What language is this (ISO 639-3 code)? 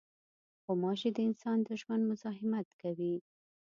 pus